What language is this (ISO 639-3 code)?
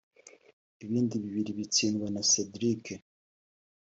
kin